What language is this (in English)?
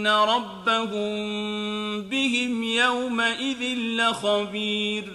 Arabic